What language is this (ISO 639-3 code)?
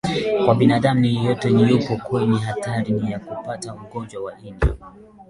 swa